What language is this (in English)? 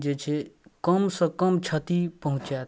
Maithili